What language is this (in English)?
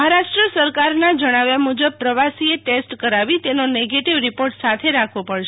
Gujarati